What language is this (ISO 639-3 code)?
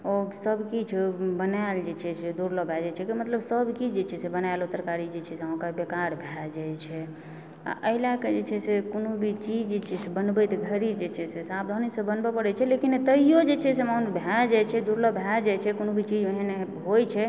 mai